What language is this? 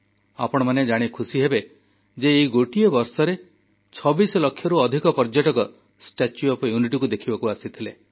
Odia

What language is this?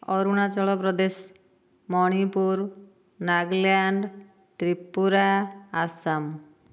Odia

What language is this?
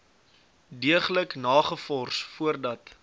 Afrikaans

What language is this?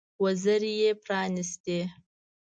Pashto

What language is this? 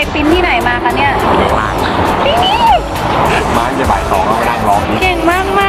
Thai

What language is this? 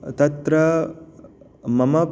Sanskrit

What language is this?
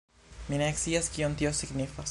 Esperanto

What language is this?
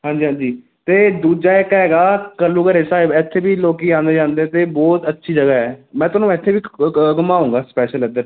Punjabi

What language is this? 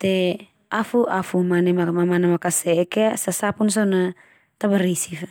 Termanu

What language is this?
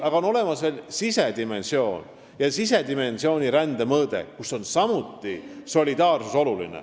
Estonian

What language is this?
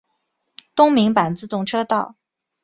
Chinese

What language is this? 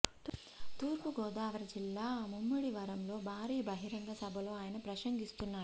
Telugu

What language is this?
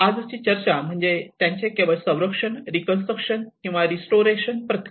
Marathi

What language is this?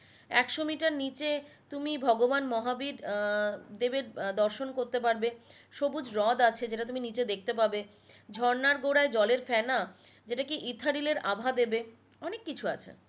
Bangla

